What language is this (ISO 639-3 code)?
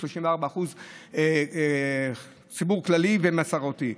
heb